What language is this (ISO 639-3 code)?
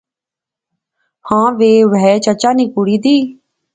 phr